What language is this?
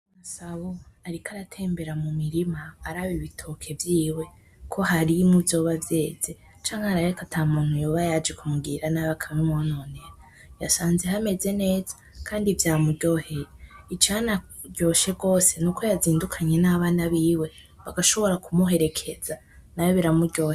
Rundi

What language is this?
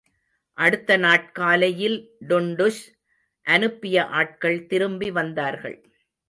Tamil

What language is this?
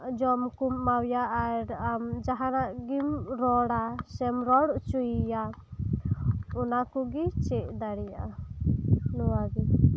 Santali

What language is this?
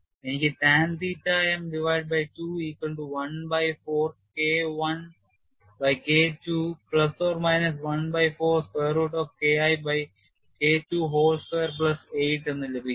Malayalam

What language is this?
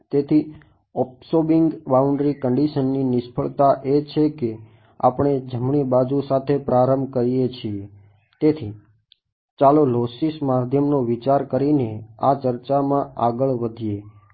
Gujarati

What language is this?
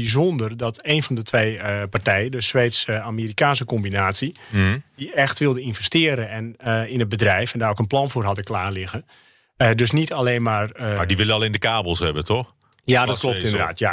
Dutch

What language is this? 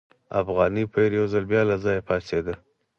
Pashto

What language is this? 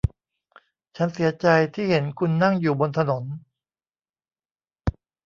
Thai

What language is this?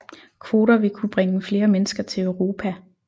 Danish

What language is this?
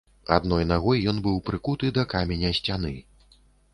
Belarusian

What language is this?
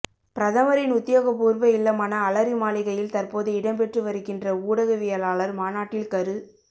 Tamil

